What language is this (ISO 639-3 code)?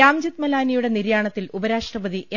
mal